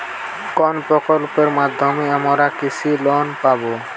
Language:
Bangla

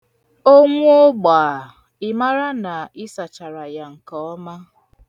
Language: Igbo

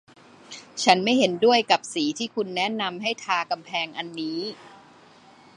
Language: Thai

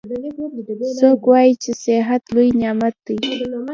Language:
Pashto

